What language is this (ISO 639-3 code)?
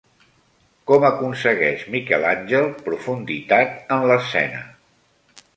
cat